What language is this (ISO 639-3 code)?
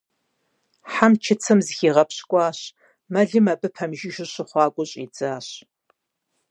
kbd